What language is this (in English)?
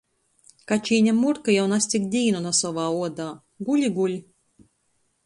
Latgalian